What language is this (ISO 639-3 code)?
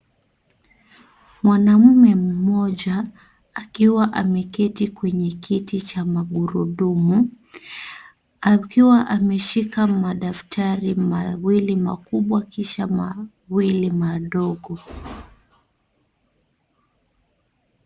swa